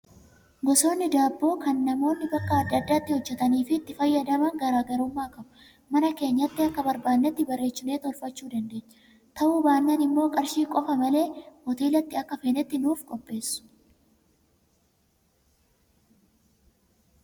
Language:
Oromo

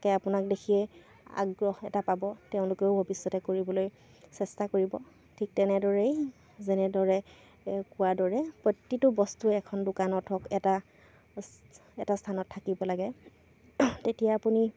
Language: Assamese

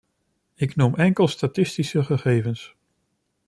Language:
Dutch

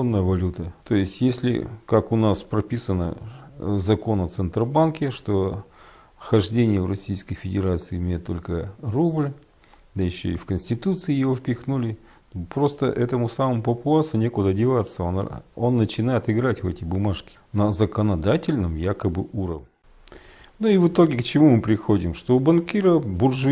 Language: Russian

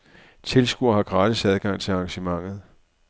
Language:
Danish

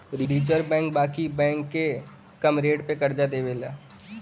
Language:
Bhojpuri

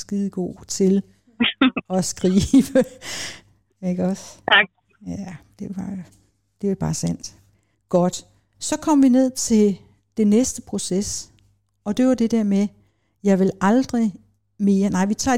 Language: Danish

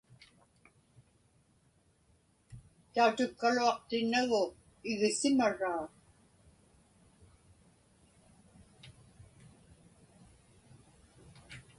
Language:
Inupiaq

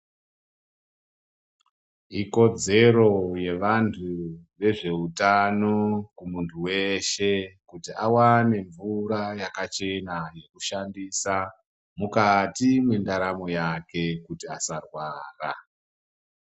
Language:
Ndau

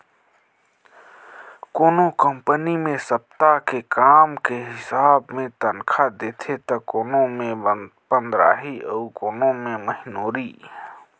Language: Chhattisgarhi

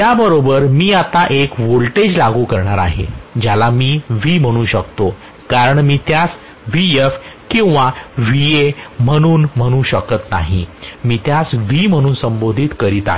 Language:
Marathi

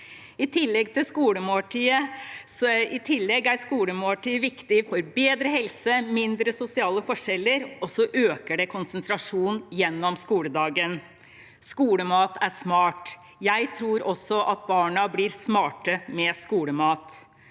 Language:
Norwegian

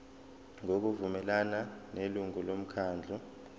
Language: Zulu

